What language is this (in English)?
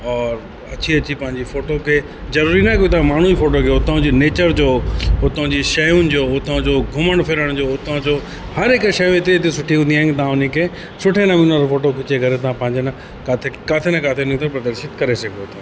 Sindhi